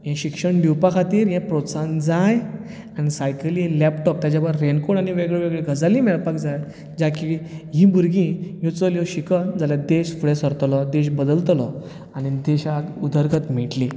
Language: Konkani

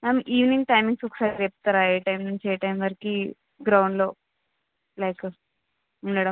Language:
Telugu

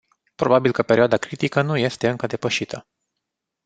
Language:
Romanian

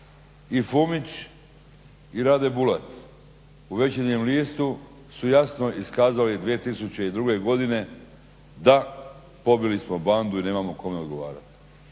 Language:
Croatian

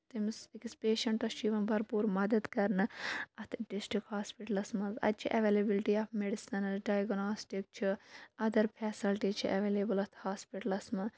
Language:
Kashmiri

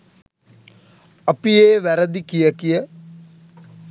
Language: Sinhala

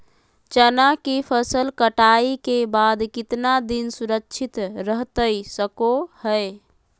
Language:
Magahi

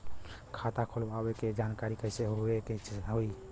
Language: Bhojpuri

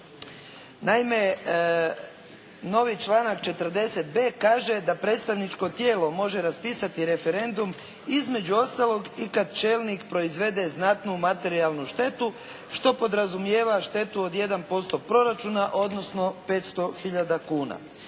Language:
Croatian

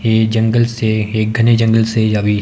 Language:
Hindi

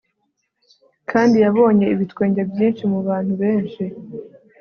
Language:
Kinyarwanda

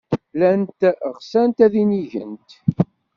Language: Kabyle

